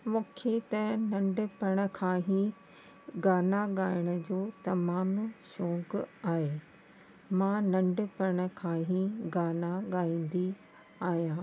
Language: Sindhi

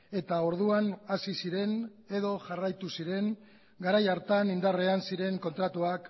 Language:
Basque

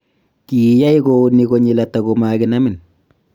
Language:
Kalenjin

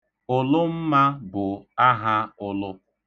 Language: Igbo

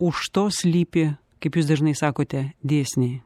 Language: Lithuanian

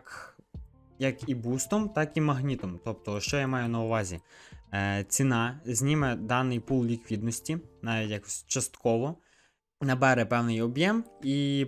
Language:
Ukrainian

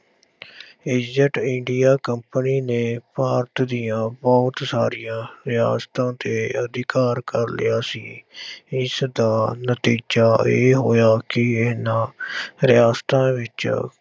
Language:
Punjabi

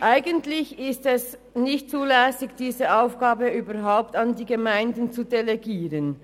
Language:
Swiss German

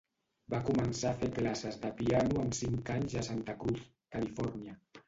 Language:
Catalan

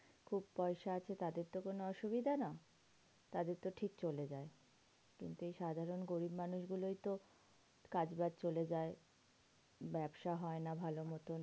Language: Bangla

